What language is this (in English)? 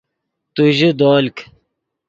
Yidgha